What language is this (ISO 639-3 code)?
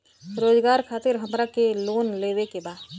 bho